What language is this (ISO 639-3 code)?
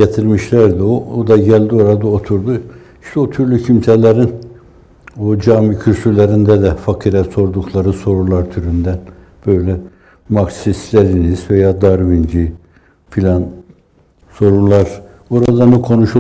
tur